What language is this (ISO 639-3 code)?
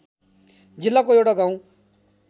nep